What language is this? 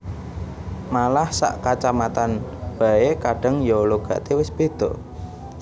Javanese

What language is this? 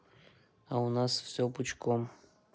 Russian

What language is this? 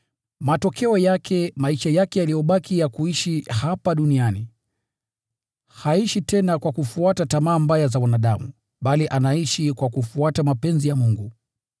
Swahili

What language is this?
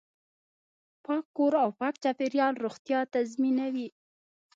Pashto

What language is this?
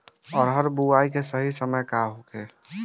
Bhojpuri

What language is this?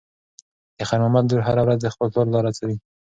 Pashto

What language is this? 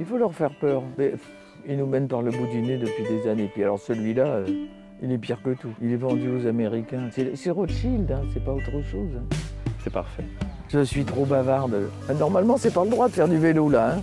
French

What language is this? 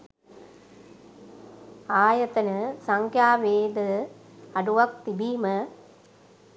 Sinhala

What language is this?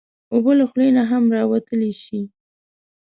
Pashto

